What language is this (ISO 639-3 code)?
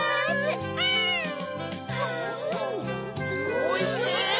jpn